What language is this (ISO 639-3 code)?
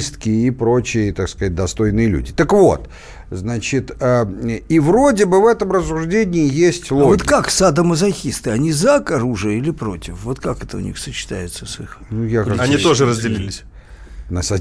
rus